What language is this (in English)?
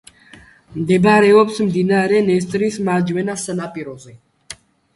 Georgian